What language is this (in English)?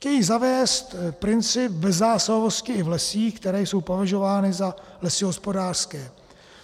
Czech